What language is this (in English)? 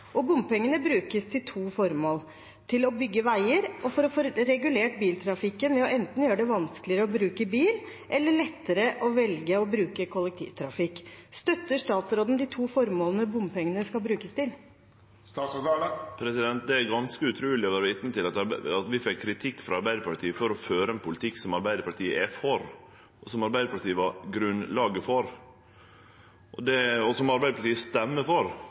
Norwegian